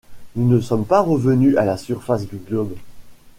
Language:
French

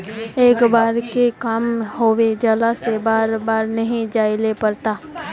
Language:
Magahi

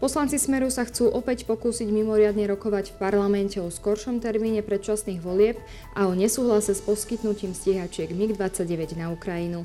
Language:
Slovak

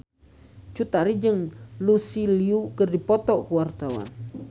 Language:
Sundanese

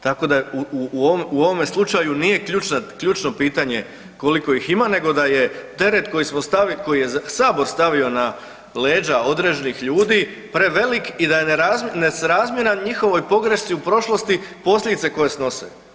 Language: Croatian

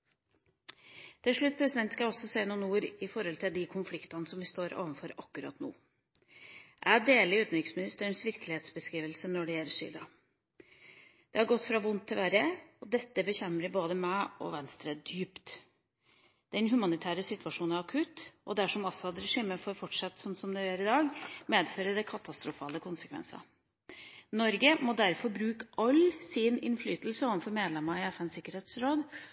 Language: Norwegian Bokmål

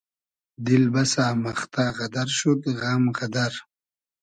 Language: Hazaragi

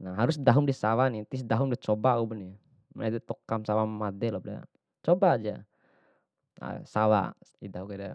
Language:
Bima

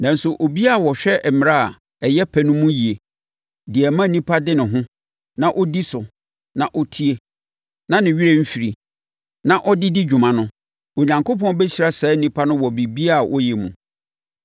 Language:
Akan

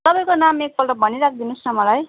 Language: Nepali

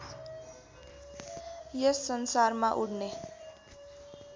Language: Nepali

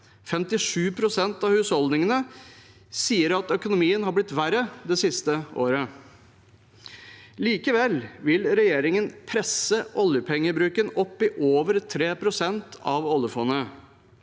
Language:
Norwegian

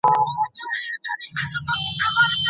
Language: Pashto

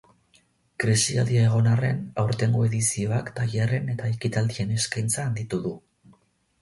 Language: Basque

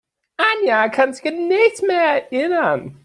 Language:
German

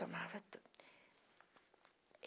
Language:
Portuguese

